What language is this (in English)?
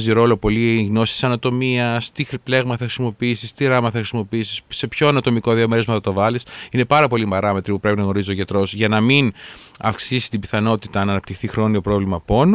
Greek